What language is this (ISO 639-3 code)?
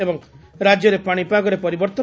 ori